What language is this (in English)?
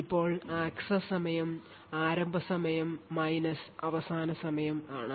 Malayalam